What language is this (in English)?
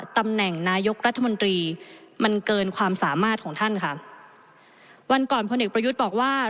Thai